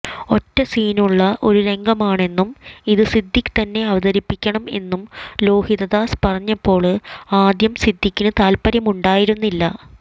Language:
Malayalam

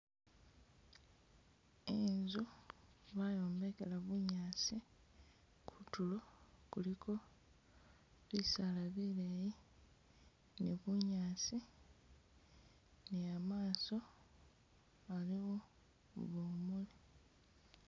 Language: Masaaba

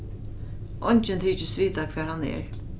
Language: Faroese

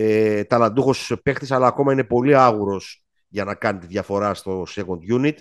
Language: Greek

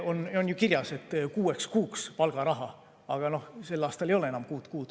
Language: Estonian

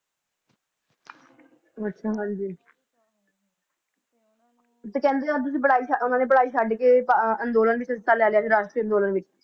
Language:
Punjabi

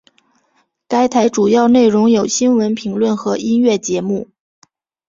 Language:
Chinese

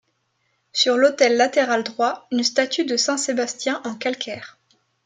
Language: French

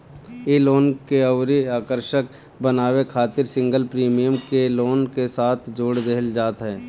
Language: Bhojpuri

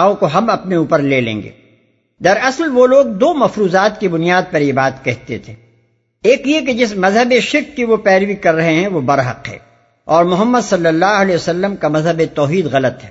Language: Urdu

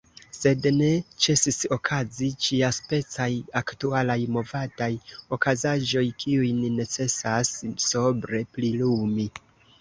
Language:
Esperanto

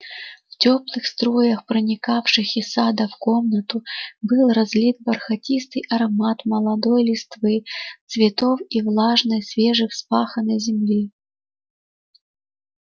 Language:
Russian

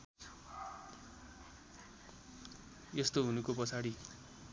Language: Nepali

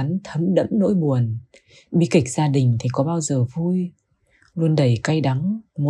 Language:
Vietnamese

